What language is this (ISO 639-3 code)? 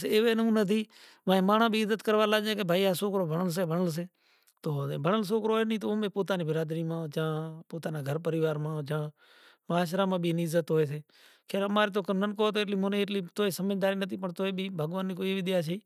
gjk